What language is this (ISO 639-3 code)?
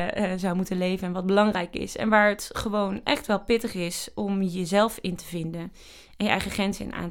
nld